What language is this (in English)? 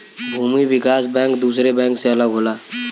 Bhojpuri